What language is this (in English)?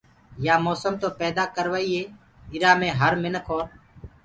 Gurgula